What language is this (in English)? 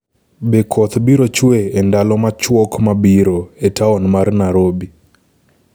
Luo (Kenya and Tanzania)